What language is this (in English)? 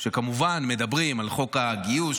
Hebrew